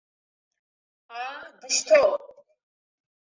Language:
Abkhazian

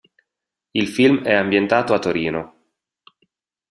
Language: Italian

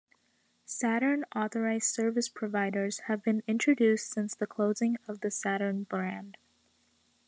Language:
English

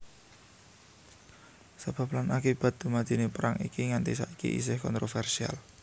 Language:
Javanese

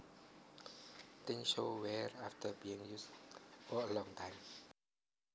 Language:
Javanese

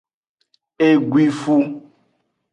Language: Aja (Benin)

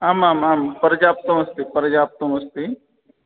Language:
Sanskrit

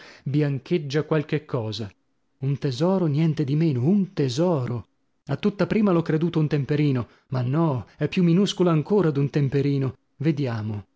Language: Italian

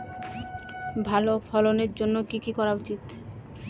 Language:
Bangla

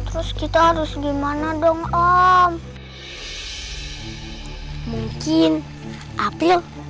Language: Indonesian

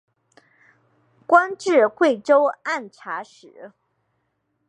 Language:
Chinese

